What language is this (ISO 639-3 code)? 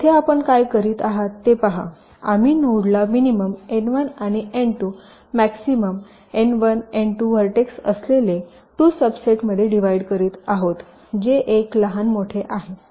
mar